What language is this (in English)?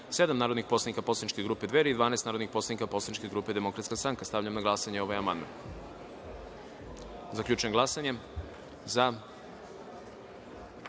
Serbian